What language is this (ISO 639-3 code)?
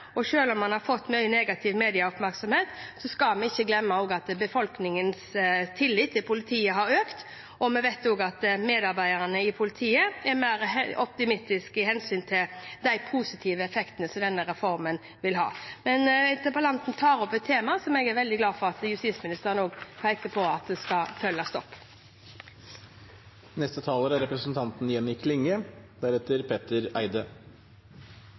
nor